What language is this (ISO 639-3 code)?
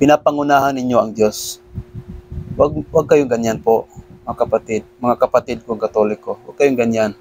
fil